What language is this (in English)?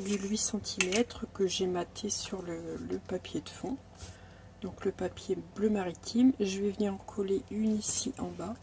French